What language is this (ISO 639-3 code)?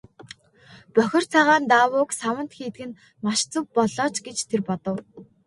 mon